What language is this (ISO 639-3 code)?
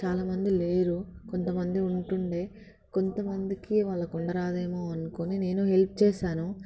tel